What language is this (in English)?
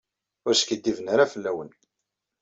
Kabyle